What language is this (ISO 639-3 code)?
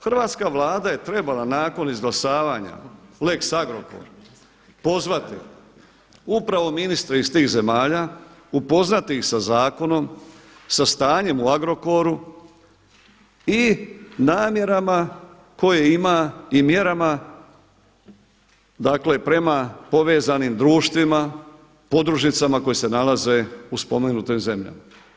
hrv